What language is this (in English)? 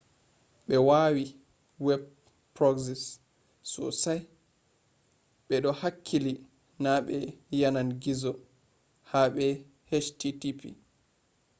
Fula